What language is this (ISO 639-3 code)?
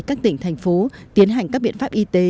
vie